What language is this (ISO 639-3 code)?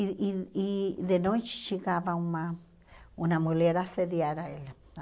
por